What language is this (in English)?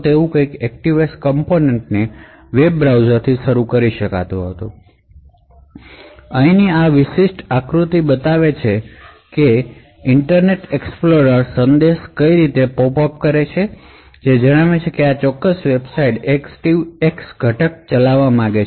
Gujarati